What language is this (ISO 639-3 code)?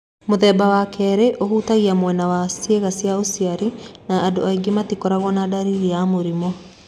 kik